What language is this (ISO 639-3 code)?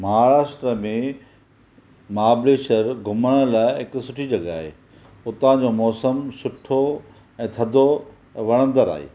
snd